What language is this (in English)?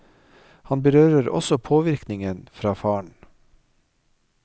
Norwegian